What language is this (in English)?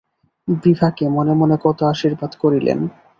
Bangla